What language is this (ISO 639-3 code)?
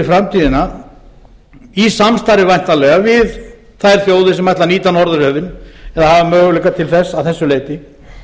isl